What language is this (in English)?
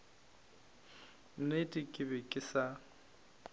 Northern Sotho